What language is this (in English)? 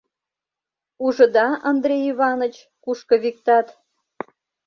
Mari